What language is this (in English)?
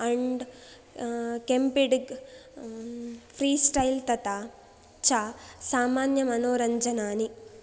Sanskrit